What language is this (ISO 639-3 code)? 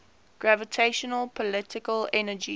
eng